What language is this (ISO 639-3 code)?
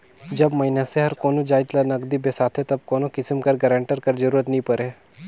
hne